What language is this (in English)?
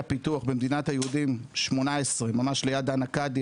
Hebrew